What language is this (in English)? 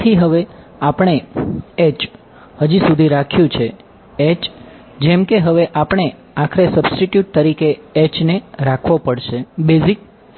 Gujarati